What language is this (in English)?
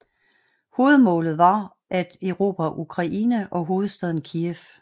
Danish